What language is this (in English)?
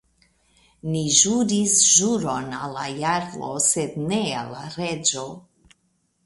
Esperanto